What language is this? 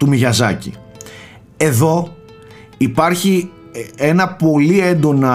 Greek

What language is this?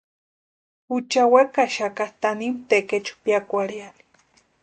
Western Highland Purepecha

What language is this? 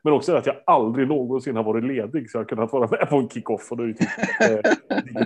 Swedish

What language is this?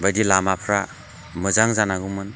Bodo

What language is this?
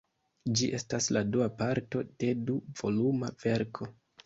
Esperanto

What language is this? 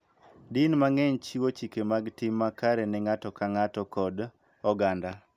Luo (Kenya and Tanzania)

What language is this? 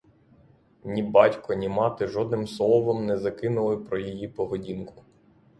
Ukrainian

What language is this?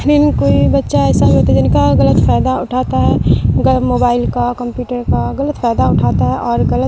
Urdu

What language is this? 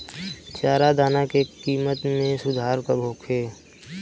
Bhojpuri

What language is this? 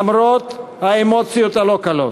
Hebrew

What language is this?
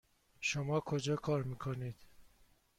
Persian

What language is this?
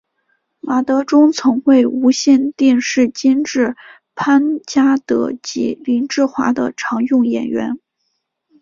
Chinese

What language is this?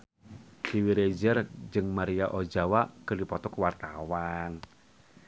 Sundanese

